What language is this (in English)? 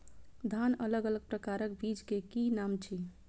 Maithili